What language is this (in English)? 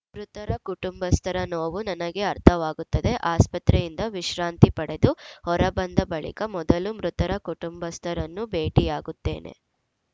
Kannada